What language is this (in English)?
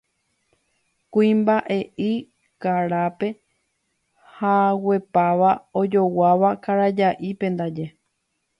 Guarani